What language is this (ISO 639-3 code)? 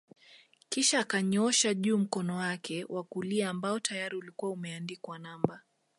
swa